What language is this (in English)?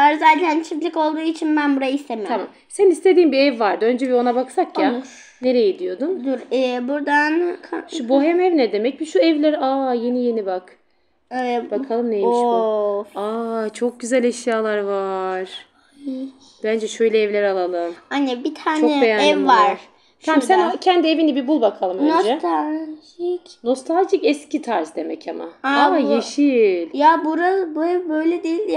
Turkish